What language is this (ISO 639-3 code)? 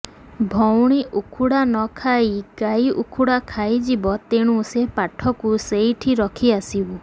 ori